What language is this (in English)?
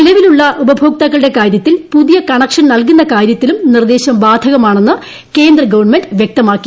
Malayalam